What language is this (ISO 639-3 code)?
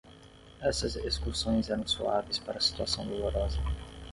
por